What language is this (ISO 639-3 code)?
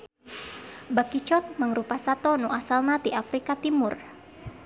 sun